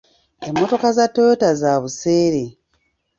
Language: Ganda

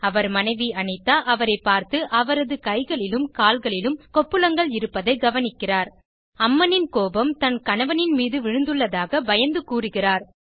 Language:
Tamil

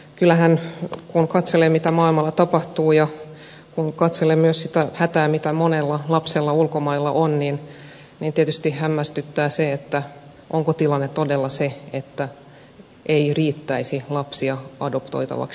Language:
Finnish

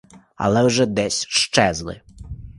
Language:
Ukrainian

